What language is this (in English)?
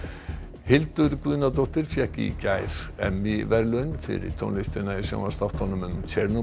Icelandic